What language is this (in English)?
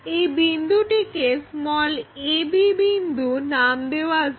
Bangla